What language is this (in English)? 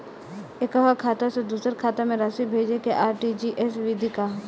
Bhojpuri